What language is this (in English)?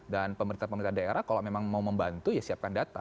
Indonesian